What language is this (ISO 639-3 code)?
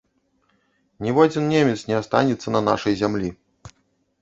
bel